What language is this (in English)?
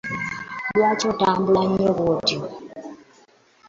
Ganda